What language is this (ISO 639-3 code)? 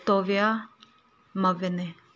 mni